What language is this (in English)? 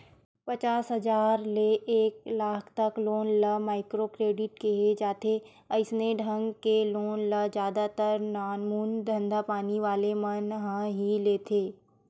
Chhattisgarhi